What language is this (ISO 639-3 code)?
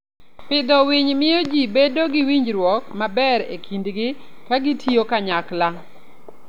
luo